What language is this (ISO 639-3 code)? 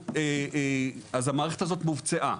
heb